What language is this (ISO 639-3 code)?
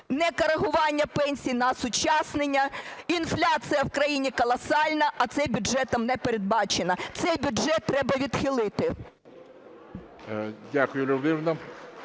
ukr